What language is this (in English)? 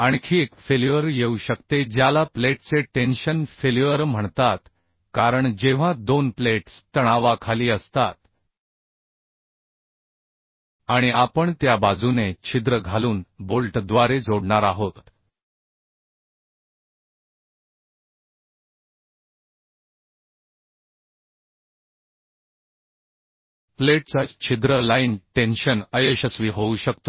Marathi